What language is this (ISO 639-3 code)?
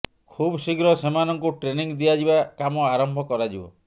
ori